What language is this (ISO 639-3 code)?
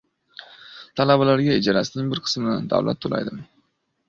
uzb